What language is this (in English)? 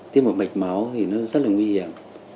Vietnamese